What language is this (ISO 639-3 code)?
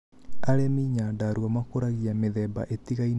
kik